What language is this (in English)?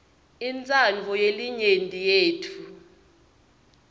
Swati